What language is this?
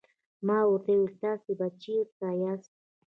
Pashto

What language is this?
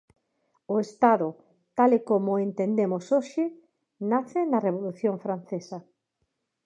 Galician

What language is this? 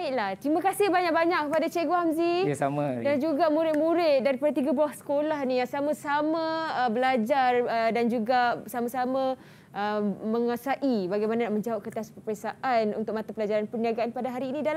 Malay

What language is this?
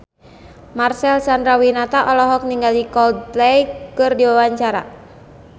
Sundanese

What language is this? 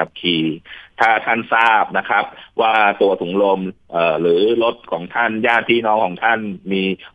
Thai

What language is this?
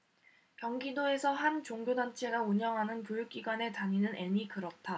Korean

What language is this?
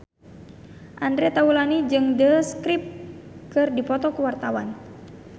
Sundanese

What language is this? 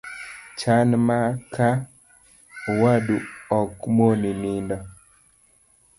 Luo (Kenya and Tanzania)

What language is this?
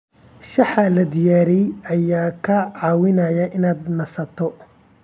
Somali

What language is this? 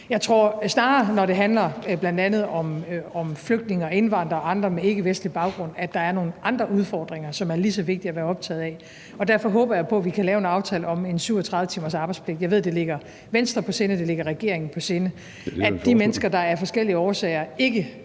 Danish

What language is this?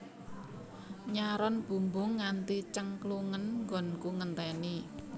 Javanese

